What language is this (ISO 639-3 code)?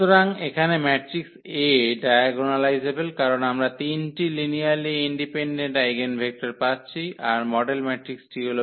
ben